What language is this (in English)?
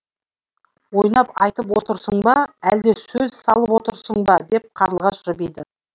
Kazakh